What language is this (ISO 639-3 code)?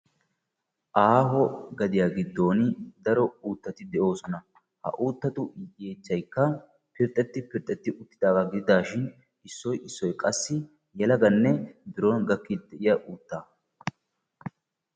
wal